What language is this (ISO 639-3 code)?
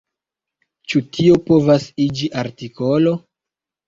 epo